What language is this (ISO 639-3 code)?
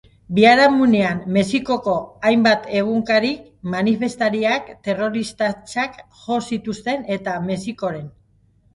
eus